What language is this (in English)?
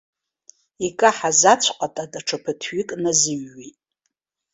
Abkhazian